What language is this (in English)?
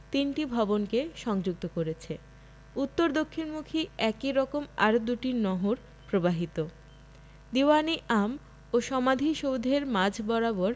Bangla